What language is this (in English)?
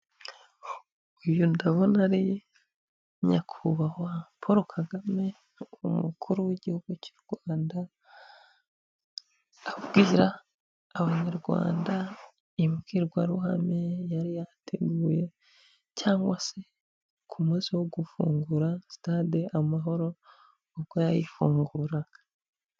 Kinyarwanda